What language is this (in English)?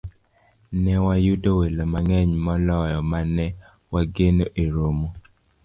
Luo (Kenya and Tanzania)